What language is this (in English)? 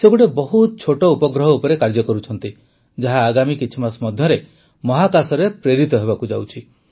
Odia